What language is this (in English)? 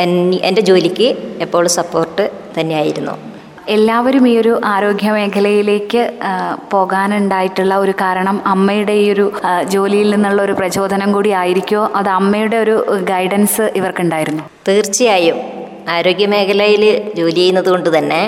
Malayalam